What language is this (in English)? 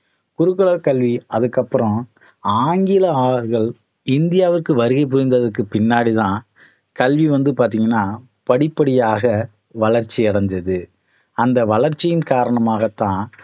Tamil